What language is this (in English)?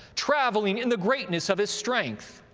English